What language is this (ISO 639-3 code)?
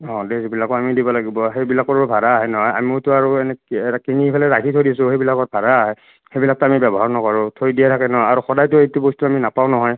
asm